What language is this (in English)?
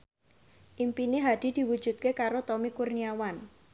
Javanese